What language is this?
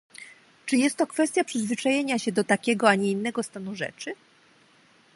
Polish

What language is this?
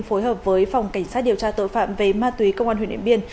Vietnamese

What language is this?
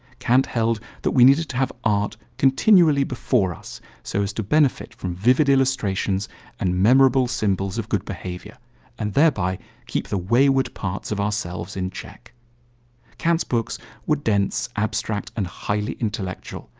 English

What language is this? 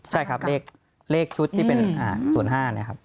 Thai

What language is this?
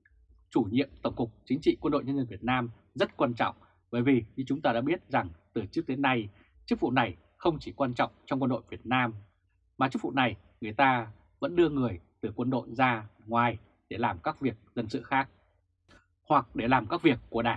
Vietnamese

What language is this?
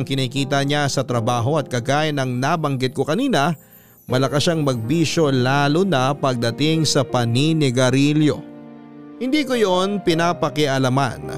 Filipino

